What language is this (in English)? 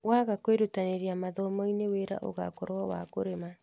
Kikuyu